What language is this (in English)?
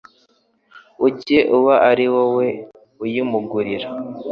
Kinyarwanda